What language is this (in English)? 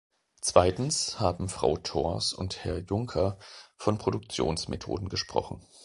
German